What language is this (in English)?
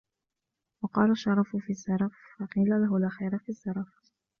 Arabic